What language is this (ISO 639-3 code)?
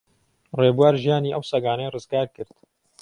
ckb